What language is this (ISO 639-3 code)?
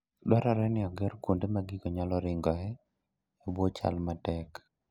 luo